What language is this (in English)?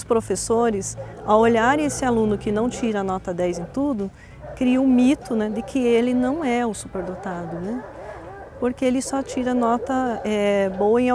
Portuguese